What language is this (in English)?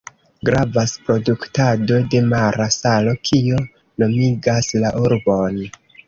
Esperanto